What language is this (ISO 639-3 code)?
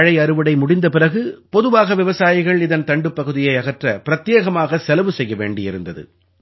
tam